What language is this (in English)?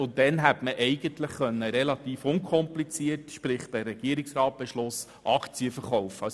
Swiss German